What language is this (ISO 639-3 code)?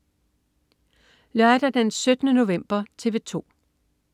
dan